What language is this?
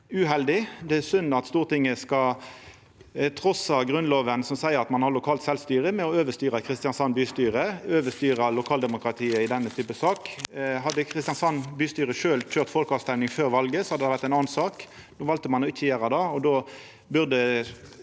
Norwegian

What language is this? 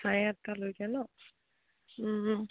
Assamese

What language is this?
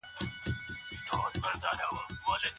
Pashto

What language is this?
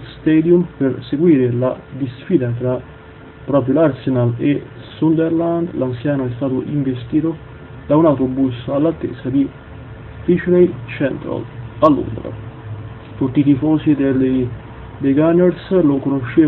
Italian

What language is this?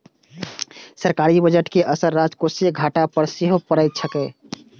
Maithili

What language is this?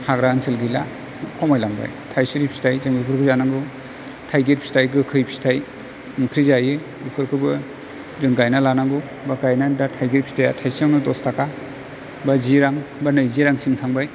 Bodo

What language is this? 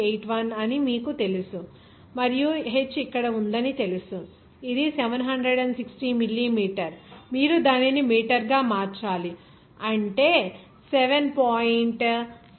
Telugu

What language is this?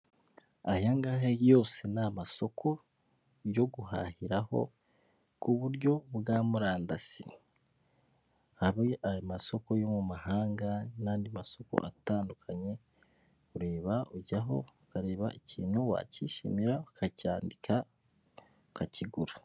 Kinyarwanda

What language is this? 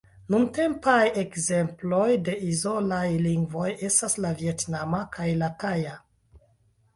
Esperanto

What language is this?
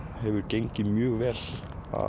Icelandic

